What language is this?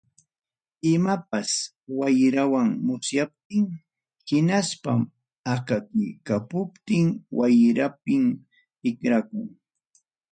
Ayacucho Quechua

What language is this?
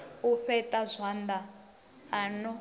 Venda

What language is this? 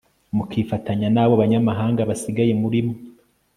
Kinyarwanda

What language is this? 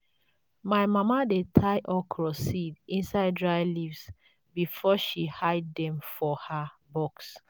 Nigerian Pidgin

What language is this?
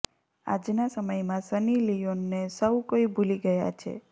Gujarati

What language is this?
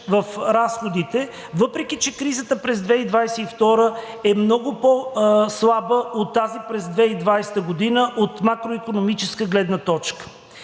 Bulgarian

